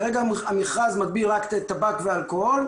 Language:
Hebrew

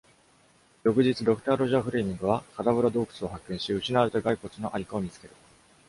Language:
Japanese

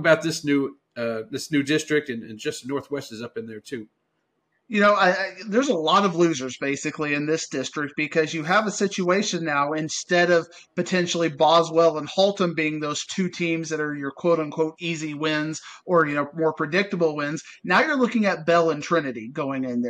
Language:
English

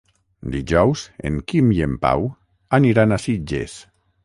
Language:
Catalan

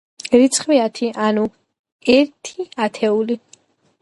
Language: Georgian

